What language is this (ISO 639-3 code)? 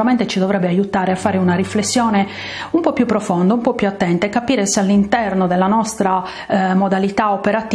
ita